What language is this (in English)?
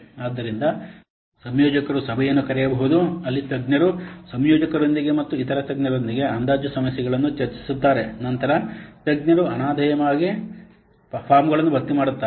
Kannada